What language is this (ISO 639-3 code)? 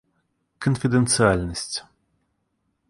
rus